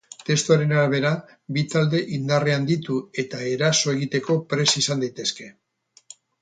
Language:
Basque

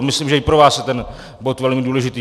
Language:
Czech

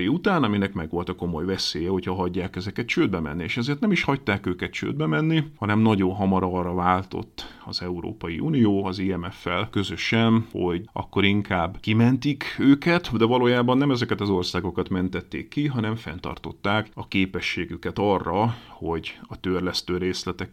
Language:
Hungarian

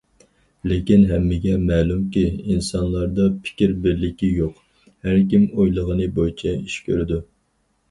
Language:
Uyghur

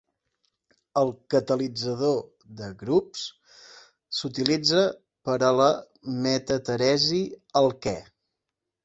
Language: Catalan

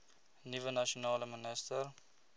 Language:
Afrikaans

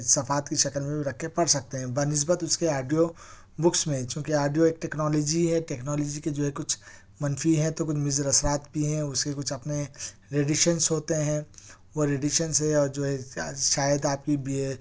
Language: Urdu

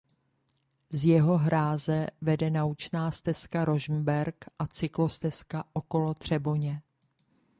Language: Czech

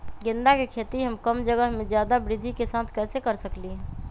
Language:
Magahi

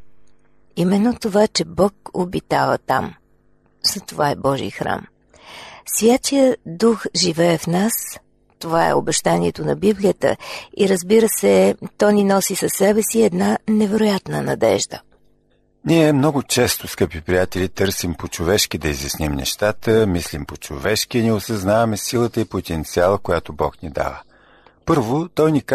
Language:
Bulgarian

